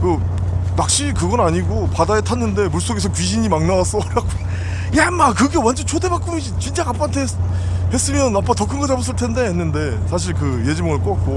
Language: Korean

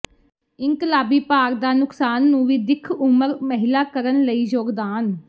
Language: Punjabi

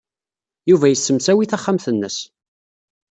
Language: Kabyle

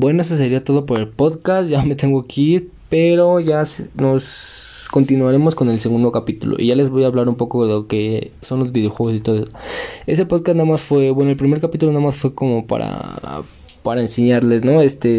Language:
Spanish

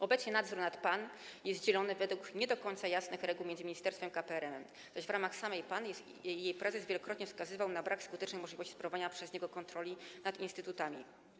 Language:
Polish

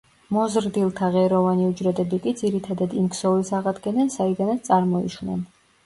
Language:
Georgian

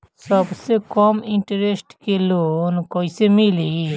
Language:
Bhojpuri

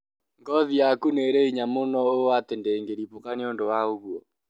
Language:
Kikuyu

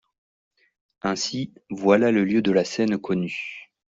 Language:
French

